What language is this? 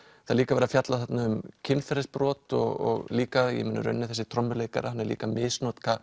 Icelandic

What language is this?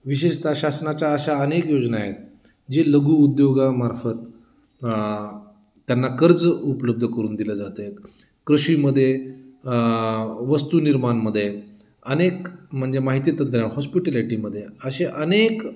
Marathi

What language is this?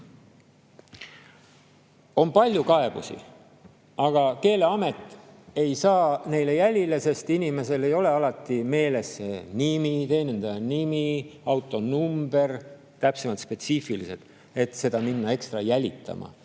Estonian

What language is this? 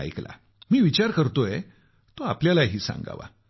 Marathi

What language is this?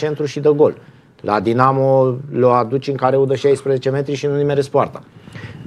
Romanian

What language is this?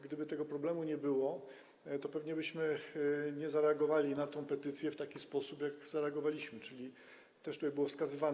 Polish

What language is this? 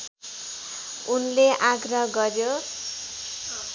Nepali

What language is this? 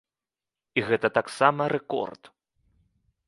Belarusian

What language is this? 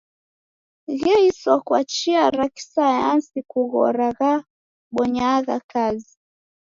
Taita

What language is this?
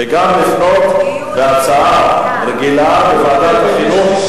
Hebrew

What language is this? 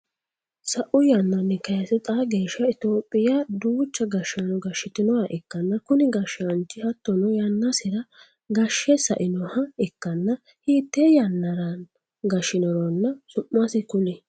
Sidamo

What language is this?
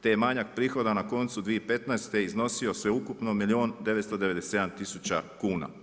Croatian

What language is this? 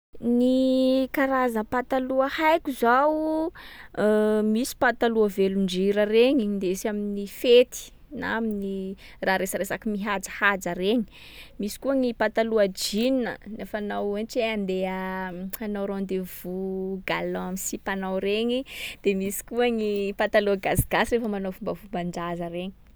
Sakalava Malagasy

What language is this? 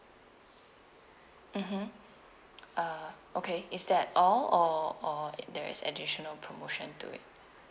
English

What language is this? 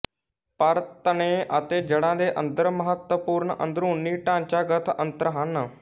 Punjabi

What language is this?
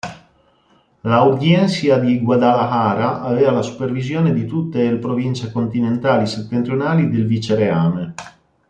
Italian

